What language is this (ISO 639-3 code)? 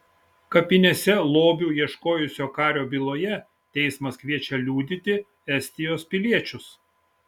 lit